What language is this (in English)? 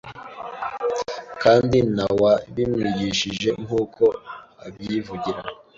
Kinyarwanda